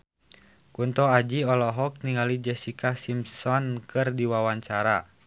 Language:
Sundanese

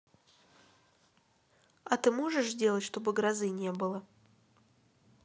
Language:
Russian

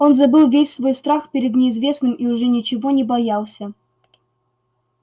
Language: Russian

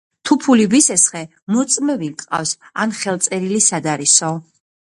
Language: Georgian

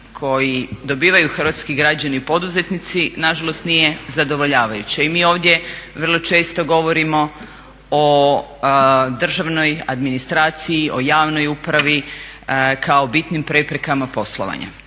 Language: Croatian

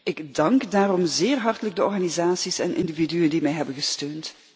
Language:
Dutch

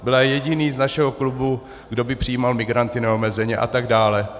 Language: Czech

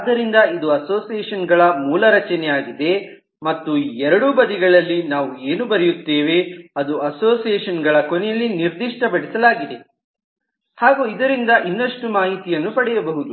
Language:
Kannada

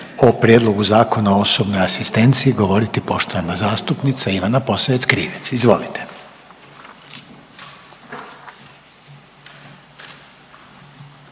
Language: Croatian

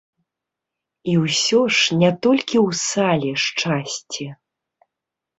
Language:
Belarusian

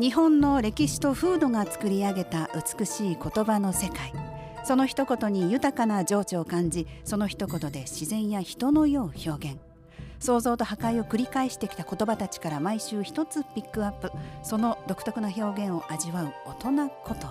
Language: Japanese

